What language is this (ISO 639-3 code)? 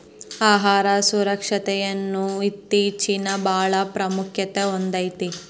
kan